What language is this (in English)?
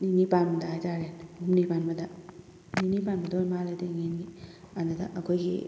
Manipuri